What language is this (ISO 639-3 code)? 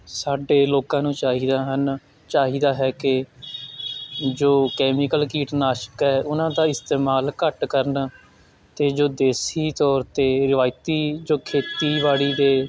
pan